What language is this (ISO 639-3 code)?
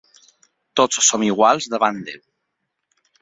cat